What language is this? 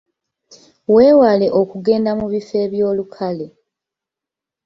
Ganda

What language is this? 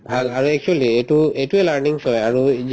Assamese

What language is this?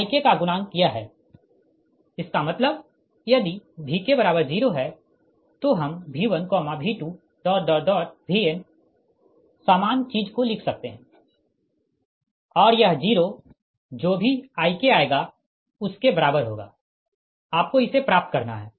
Hindi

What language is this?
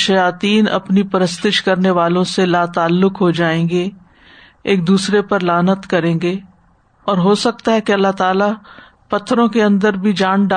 Urdu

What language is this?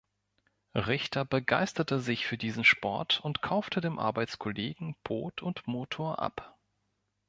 German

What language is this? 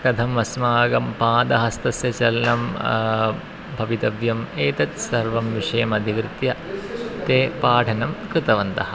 Sanskrit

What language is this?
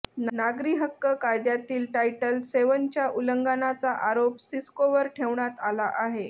Marathi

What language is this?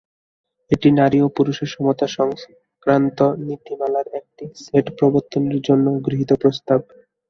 Bangla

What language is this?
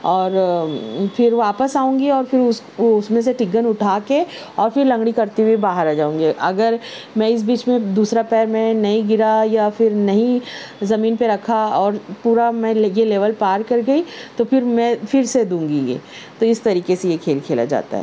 Urdu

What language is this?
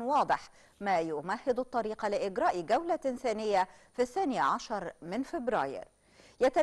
Arabic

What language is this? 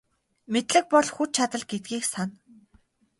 Mongolian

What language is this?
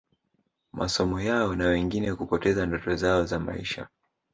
Swahili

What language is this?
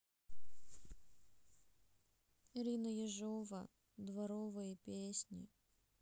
Russian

